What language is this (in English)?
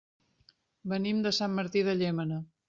Catalan